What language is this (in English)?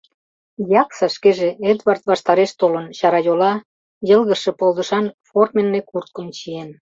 Mari